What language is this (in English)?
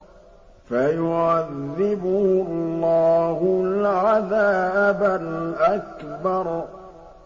Arabic